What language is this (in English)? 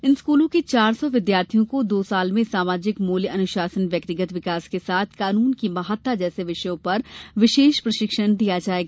Hindi